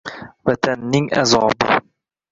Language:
Uzbek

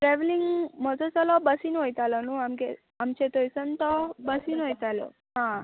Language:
Konkani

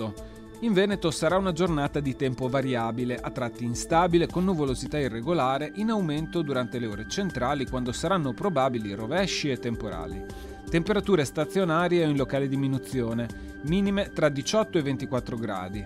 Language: Italian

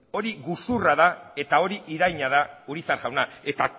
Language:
Basque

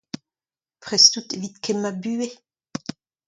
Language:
Breton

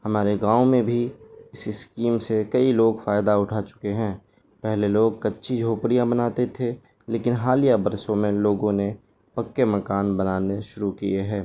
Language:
Urdu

